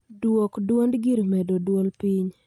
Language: Luo (Kenya and Tanzania)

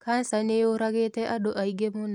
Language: Kikuyu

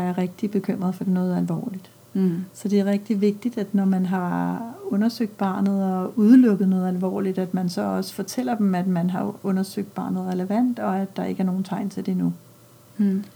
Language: Danish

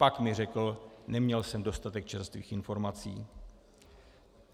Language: Czech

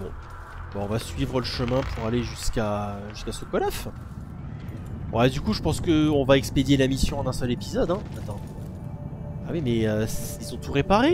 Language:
French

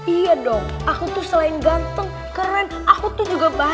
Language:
Indonesian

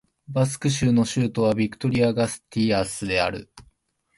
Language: Japanese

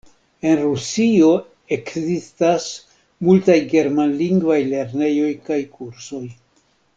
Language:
Esperanto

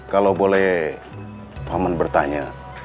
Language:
Indonesian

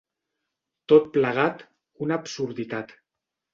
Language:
Catalan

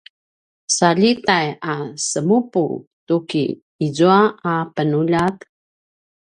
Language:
Paiwan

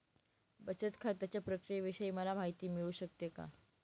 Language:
Marathi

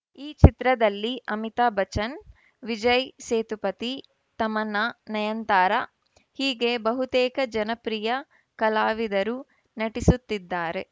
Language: Kannada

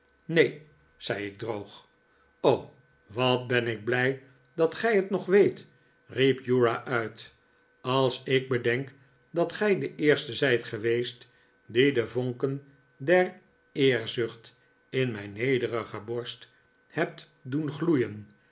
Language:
Dutch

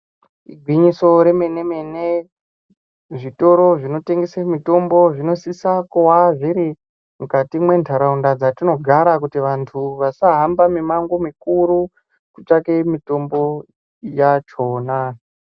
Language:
Ndau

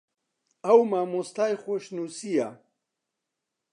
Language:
Central Kurdish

